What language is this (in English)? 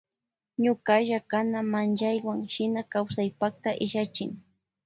Loja Highland Quichua